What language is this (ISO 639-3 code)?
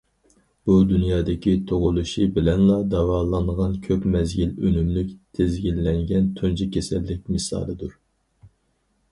uig